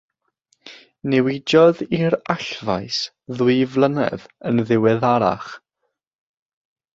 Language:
Welsh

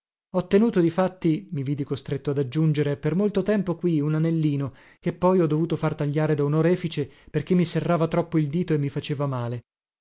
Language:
Italian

